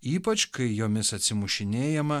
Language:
Lithuanian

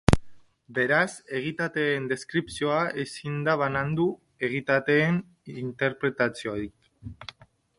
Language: Basque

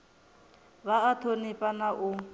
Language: Venda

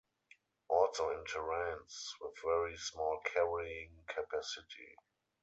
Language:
English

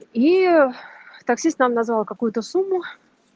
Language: Russian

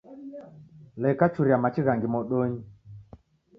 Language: Taita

